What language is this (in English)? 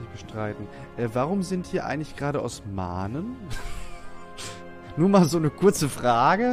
German